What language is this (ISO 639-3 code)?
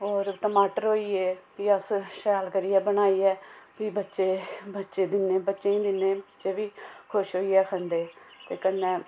doi